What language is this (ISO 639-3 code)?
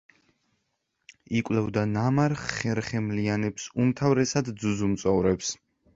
kat